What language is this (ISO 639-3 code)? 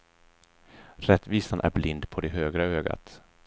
swe